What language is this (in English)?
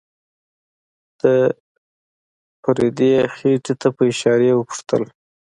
Pashto